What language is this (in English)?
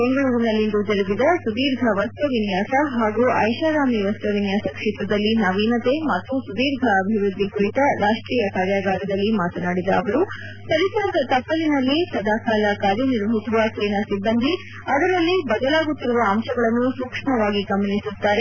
Kannada